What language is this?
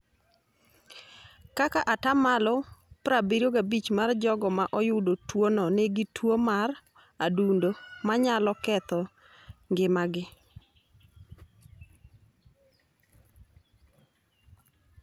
Luo (Kenya and Tanzania)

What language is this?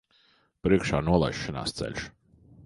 Latvian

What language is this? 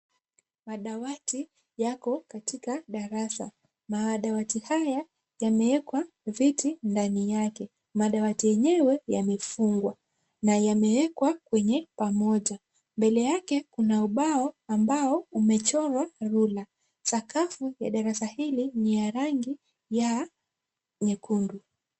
Swahili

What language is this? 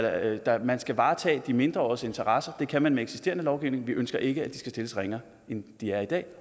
Danish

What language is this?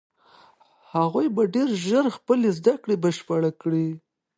Pashto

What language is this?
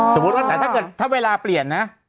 Thai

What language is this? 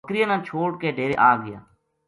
Gujari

